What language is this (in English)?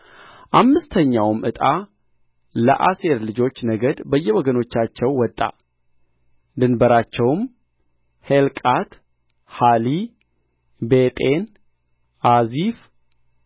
Amharic